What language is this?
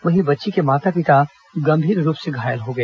Hindi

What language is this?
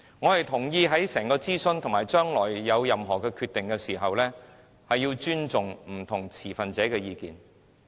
Cantonese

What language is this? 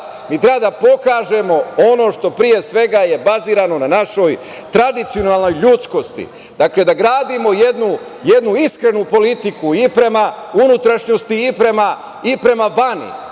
Serbian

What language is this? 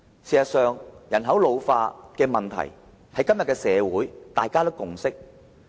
Cantonese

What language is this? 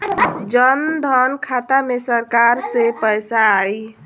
Bhojpuri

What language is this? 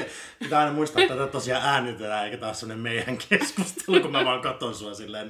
Finnish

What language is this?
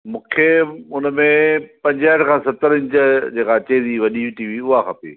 Sindhi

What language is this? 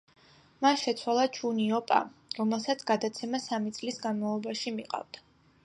Georgian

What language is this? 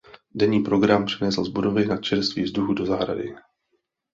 Czech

